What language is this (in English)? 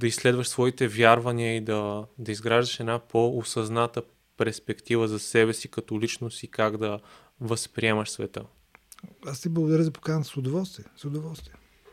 Bulgarian